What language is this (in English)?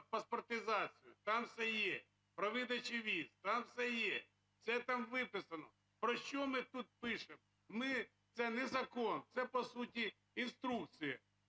Ukrainian